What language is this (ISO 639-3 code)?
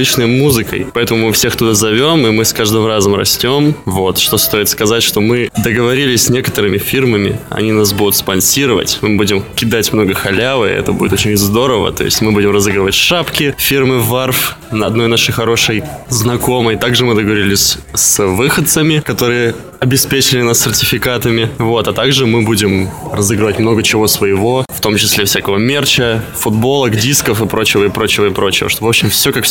rus